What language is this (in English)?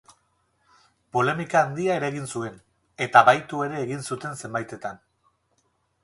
Basque